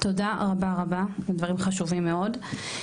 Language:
Hebrew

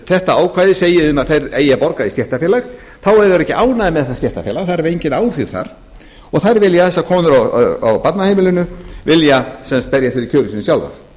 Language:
Icelandic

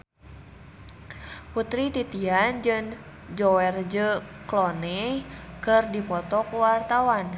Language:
Sundanese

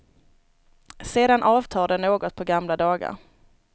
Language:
Swedish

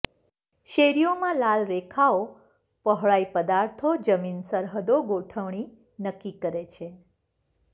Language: Gujarati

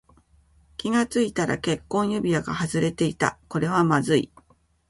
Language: Japanese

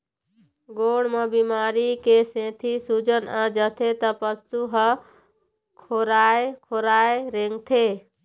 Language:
Chhattisgarhi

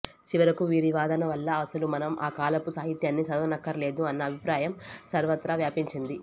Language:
Telugu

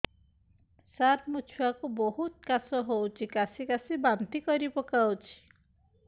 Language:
Odia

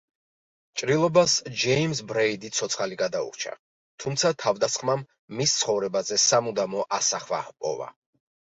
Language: Georgian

